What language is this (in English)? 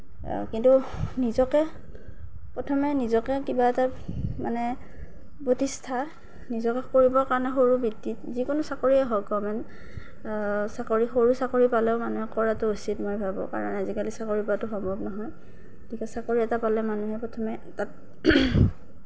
Assamese